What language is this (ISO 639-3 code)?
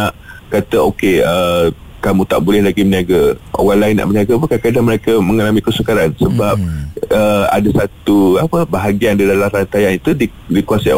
msa